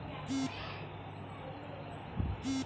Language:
Chhattisgarhi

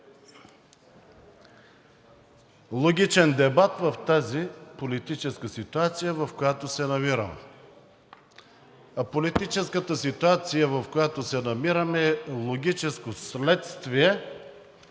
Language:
Bulgarian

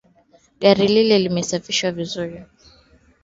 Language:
Swahili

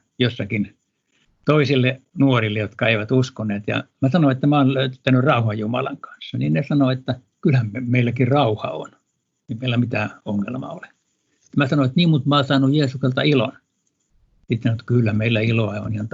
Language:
Finnish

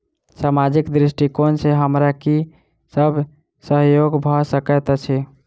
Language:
Maithili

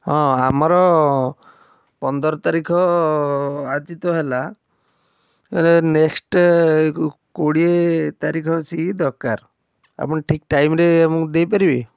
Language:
Odia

